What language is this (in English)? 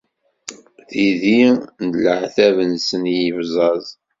Kabyle